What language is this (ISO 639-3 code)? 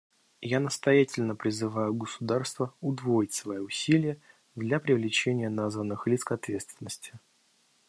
rus